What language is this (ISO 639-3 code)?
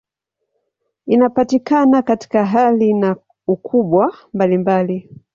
swa